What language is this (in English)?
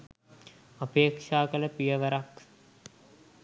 Sinhala